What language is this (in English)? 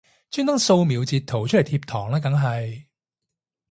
Cantonese